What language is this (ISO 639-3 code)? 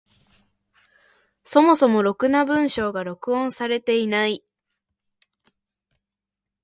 jpn